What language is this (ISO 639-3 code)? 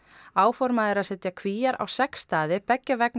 isl